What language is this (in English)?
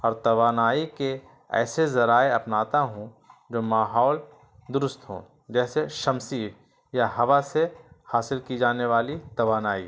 Urdu